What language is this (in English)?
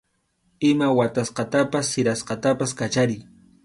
Arequipa-La Unión Quechua